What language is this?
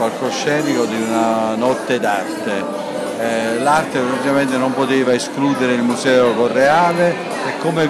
Italian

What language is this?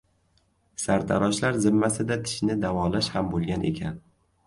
Uzbek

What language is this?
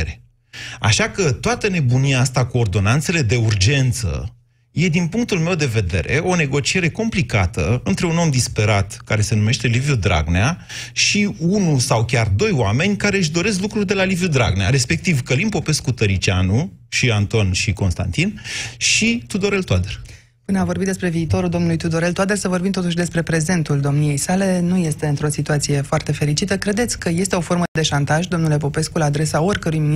Romanian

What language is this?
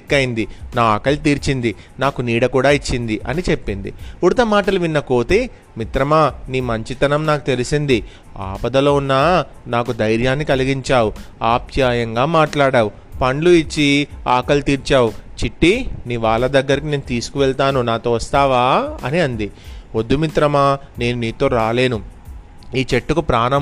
Telugu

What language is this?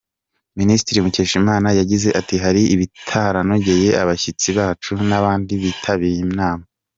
Kinyarwanda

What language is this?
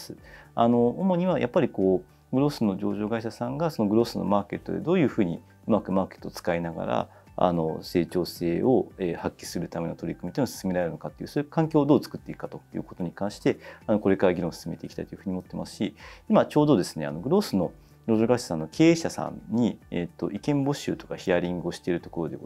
Japanese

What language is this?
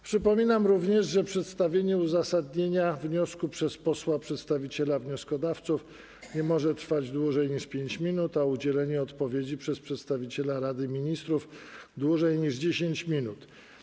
Polish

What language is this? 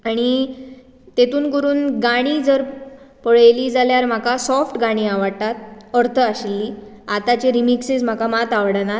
Konkani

